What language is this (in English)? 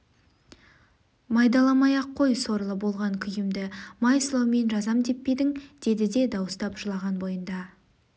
Kazakh